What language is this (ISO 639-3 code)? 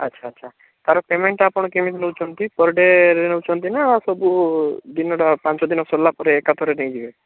ori